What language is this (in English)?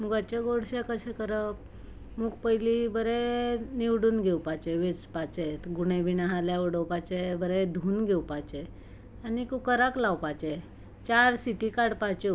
Konkani